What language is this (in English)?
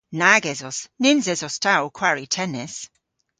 Cornish